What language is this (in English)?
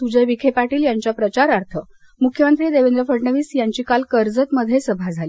Marathi